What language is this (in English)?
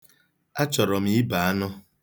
Igbo